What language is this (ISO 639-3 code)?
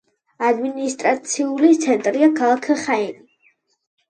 kat